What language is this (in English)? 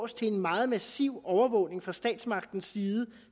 Danish